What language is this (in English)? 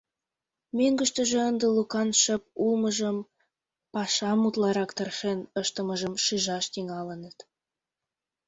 Mari